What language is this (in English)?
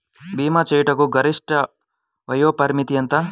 Telugu